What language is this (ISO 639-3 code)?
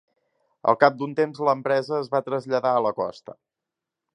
cat